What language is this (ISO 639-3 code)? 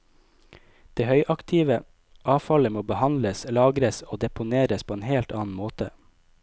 nor